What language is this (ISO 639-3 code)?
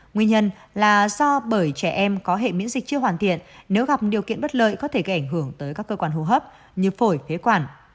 vie